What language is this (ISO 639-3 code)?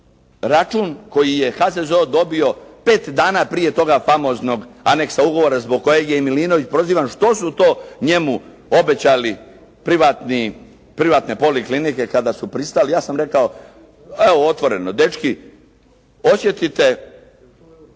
hrv